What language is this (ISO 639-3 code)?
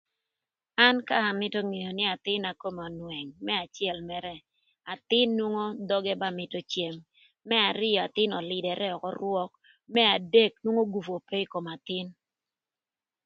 lth